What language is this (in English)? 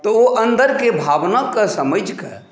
Maithili